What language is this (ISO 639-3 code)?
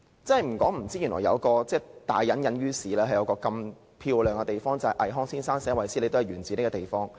yue